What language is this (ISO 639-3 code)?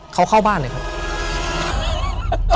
tha